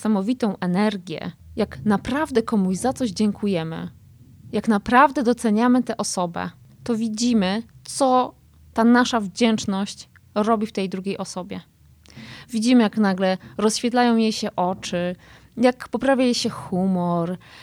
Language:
Polish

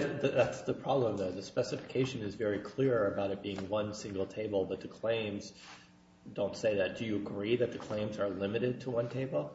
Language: English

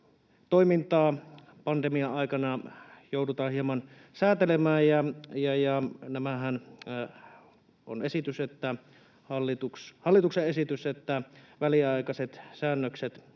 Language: Finnish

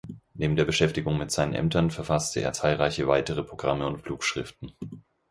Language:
German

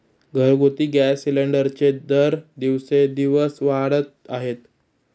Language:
Marathi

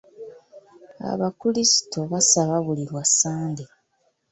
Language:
Ganda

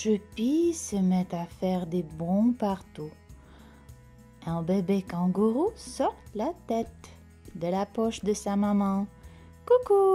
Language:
French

